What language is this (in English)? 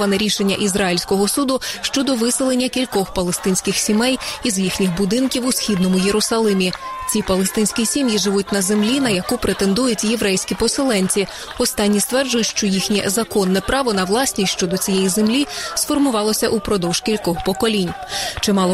Ukrainian